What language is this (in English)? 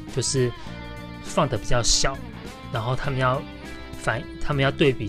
Chinese